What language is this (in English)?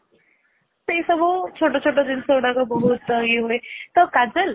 Odia